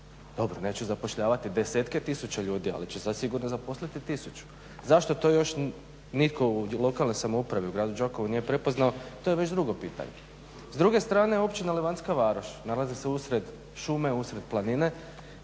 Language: Croatian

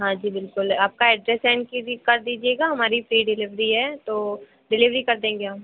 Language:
Hindi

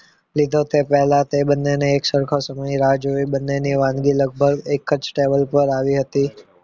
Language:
Gujarati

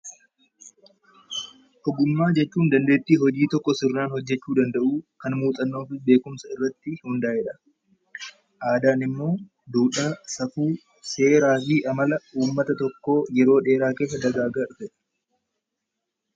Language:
Oromo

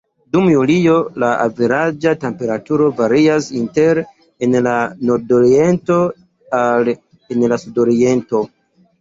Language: Esperanto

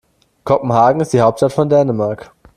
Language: German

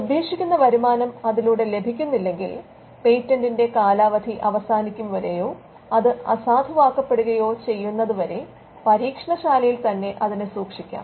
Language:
Malayalam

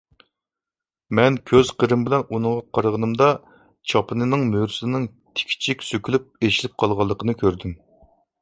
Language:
Uyghur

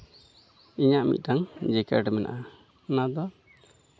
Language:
Santali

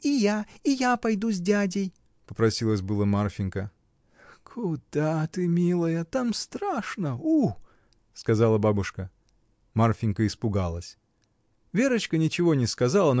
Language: Russian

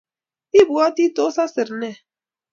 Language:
Kalenjin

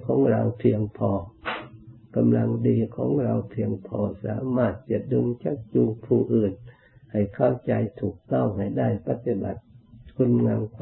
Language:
Thai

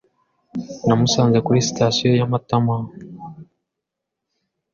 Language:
Kinyarwanda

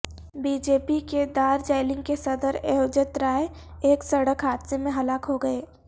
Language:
Urdu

